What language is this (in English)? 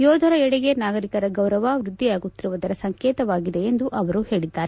Kannada